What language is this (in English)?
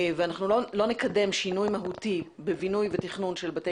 Hebrew